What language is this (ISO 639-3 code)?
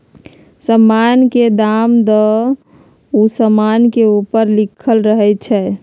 mag